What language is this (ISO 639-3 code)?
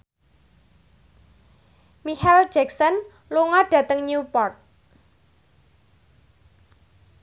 jav